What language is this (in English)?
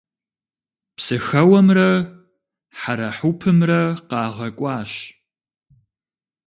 Kabardian